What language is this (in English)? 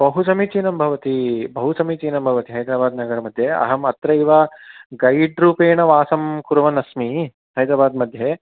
Sanskrit